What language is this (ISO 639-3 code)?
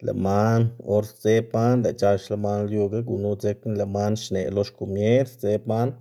ztg